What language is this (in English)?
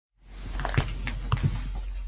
Cantonese